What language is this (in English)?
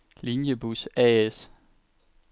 Danish